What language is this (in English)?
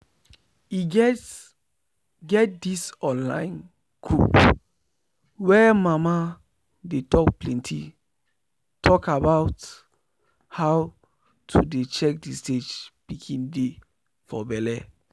Nigerian Pidgin